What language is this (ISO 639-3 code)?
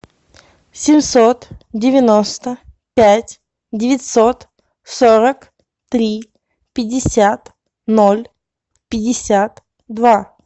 rus